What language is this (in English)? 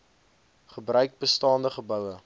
Afrikaans